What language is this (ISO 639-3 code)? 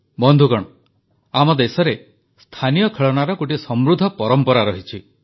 ori